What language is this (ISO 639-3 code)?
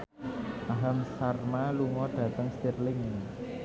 jav